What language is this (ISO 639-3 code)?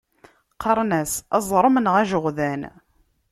kab